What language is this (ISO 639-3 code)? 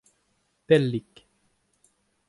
bre